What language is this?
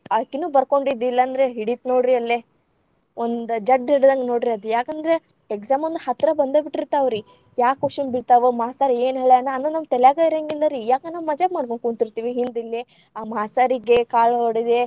Kannada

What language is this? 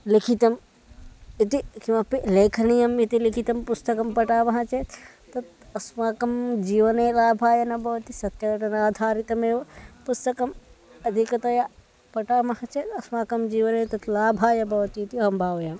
Sanskrit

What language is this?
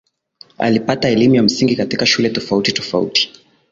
Swahili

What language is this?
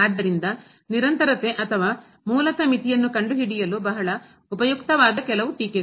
Kannada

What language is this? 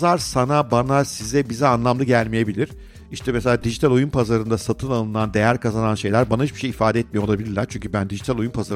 Turkish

